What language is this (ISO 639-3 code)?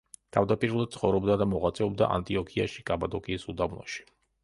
kat